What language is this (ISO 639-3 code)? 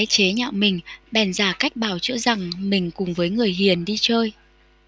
vie